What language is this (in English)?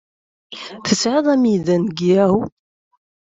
Kabyle